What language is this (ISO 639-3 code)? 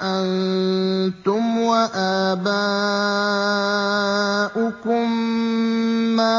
ara